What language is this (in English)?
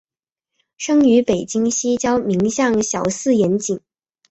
Chinese